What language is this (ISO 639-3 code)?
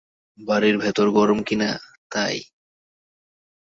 ben